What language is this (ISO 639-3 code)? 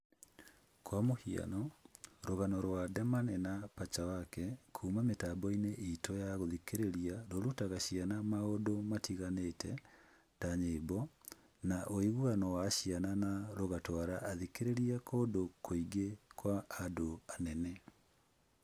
kik